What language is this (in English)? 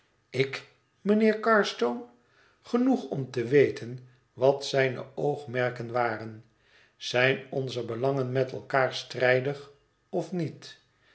Dutch